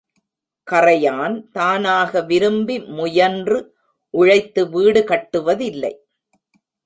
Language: Tamil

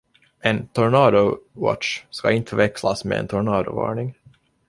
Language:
Swedish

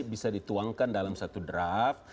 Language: Indonesian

